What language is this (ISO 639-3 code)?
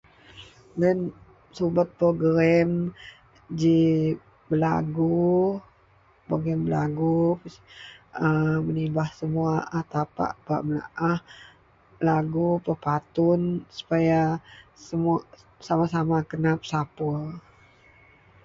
mel